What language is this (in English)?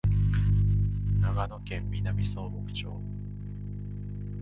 Japanese